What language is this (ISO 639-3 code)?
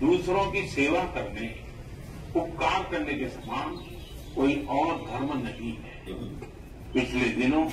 hin